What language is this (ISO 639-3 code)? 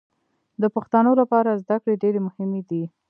pus